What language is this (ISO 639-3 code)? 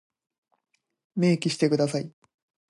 jpn